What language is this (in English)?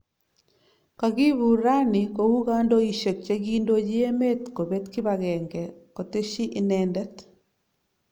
Kalenjin